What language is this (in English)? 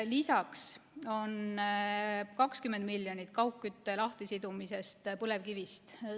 Estonian